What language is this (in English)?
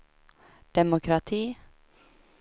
Swedish